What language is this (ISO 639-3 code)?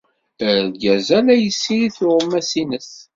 kab